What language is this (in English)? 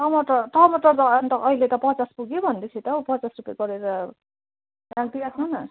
Nepali